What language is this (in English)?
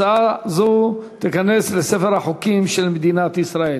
Hebrew